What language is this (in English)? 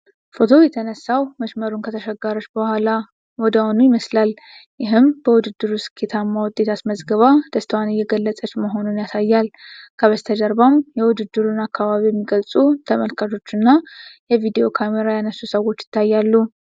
Amharic